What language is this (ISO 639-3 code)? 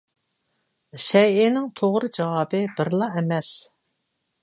uig